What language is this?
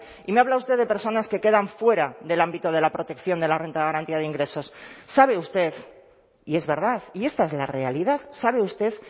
Spanish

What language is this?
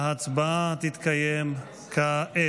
Hebrew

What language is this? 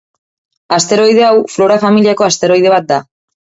Basque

